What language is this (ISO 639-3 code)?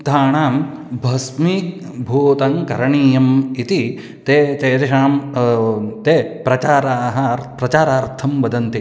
san